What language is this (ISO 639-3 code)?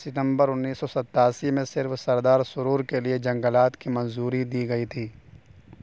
urd